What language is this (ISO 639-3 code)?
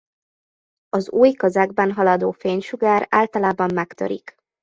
hun